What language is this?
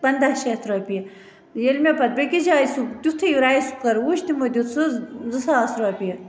Kashmiri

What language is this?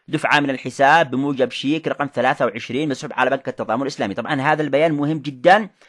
Arabic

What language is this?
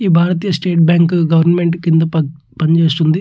Telugu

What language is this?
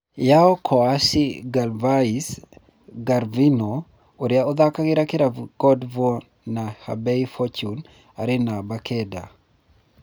Kikuyu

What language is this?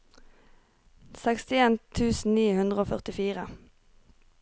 Norwegian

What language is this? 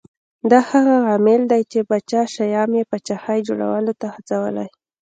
Pashto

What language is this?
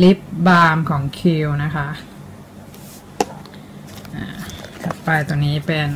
Thai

